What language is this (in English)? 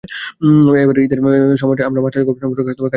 Bangla